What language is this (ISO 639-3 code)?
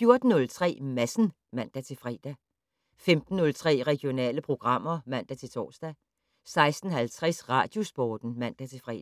dan